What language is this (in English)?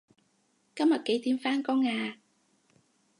Cantonese